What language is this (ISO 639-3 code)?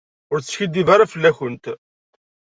kab